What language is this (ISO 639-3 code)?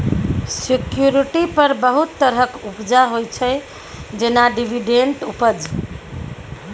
mai